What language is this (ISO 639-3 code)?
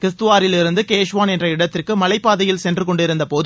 tam